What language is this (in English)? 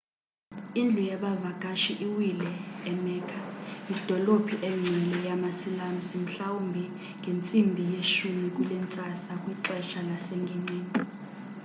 Xhosa